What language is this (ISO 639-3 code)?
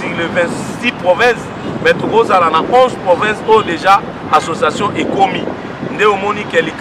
fra